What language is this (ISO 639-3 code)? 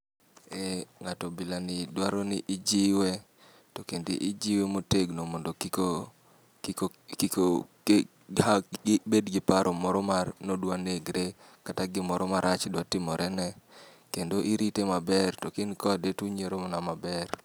luo